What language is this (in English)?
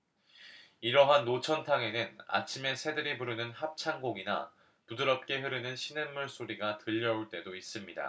Korean